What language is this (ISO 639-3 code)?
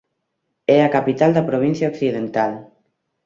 glg